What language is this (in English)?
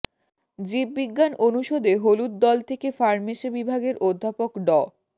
Bangla